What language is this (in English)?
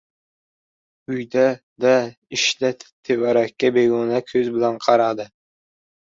Uzbek